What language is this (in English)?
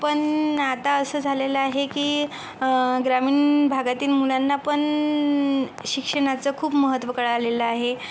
Marathi